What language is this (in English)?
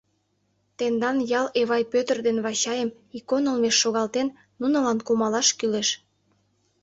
Mari